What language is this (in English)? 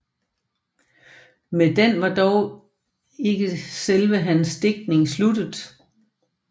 Danish